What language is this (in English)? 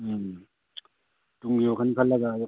Manipuri